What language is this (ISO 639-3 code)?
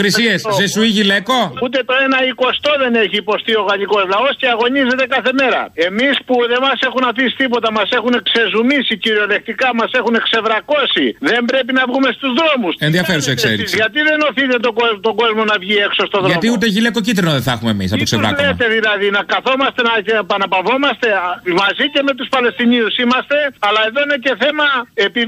ell